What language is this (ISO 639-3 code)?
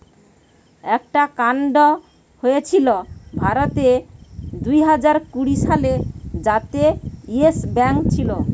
ben